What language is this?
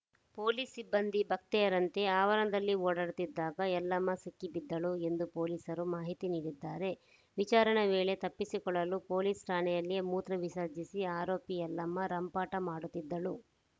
Kannada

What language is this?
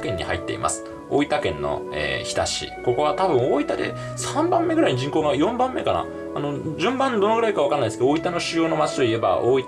Japanese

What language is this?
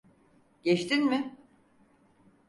Turkish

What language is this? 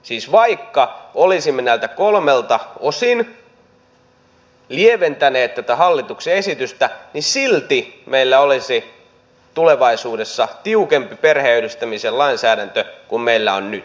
Finnish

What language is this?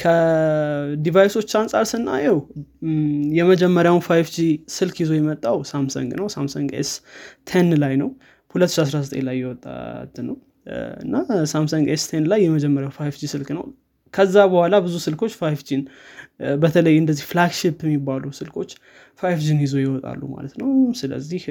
Amharic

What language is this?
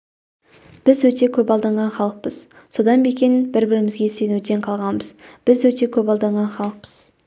Kazakh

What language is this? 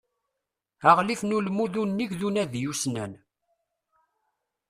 Kabyle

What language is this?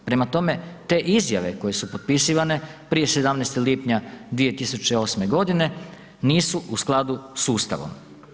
Croatian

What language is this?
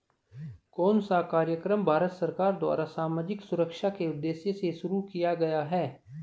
Hindi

